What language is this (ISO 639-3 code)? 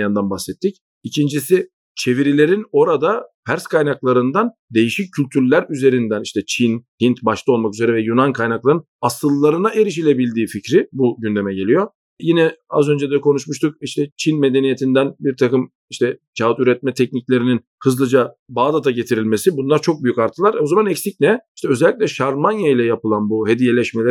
tur